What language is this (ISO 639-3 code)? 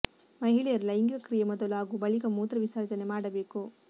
kan